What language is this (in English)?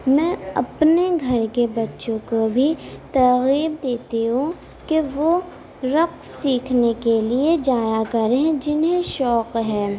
Urdu